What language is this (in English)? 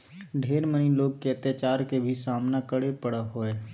Magahi